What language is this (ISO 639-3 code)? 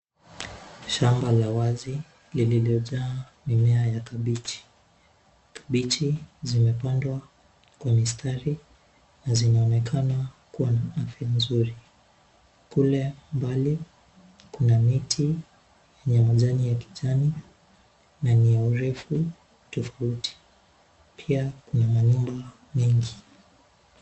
swa